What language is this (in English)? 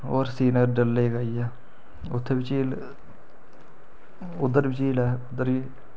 Dogri